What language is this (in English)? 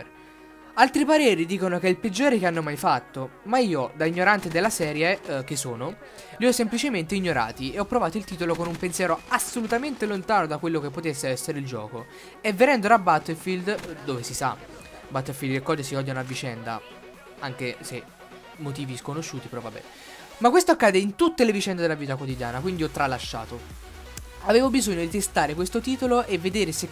Italian